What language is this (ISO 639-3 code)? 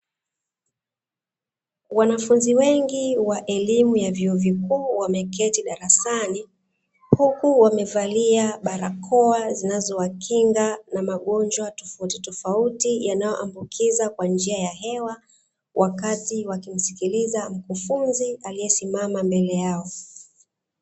swa